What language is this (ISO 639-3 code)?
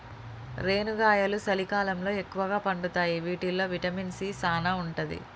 tel